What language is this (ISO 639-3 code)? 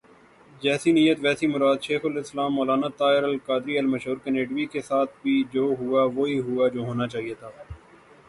urd